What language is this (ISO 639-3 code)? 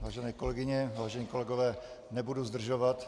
ces